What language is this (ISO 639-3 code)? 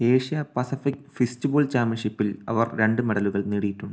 mal